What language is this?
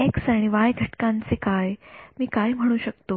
Marathi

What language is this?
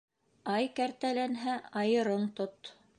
Bashkir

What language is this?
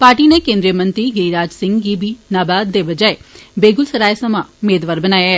Dogri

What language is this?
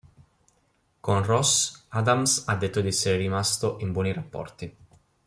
Italian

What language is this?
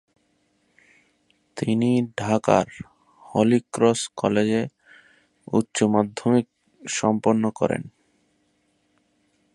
Bangla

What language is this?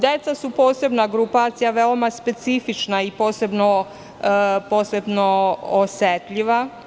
Serbian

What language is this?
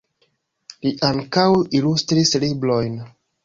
Esperanto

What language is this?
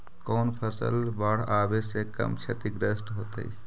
Magahi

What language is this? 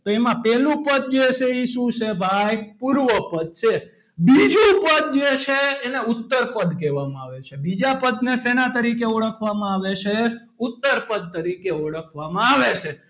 Gujarati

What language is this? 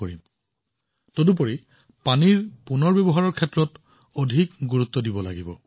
Assamese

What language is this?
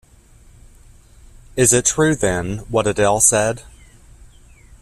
English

